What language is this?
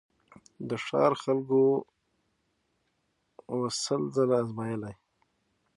Pashto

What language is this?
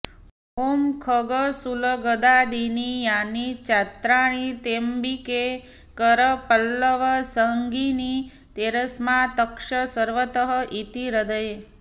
Sanskrit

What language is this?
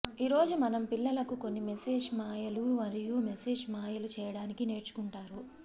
Telugu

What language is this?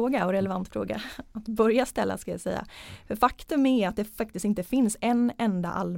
Swedish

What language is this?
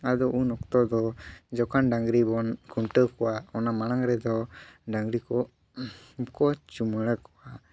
Santali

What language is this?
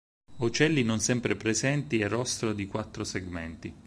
Italian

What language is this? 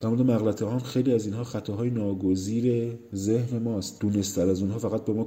Persian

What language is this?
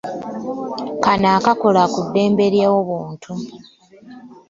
Ganda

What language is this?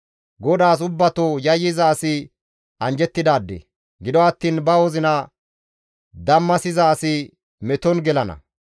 Gamo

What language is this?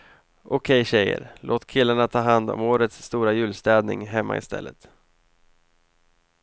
Swedish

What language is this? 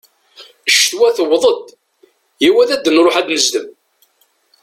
Kabyle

